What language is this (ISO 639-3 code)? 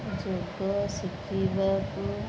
ori